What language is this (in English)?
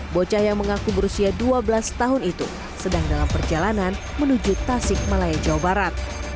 Indonesian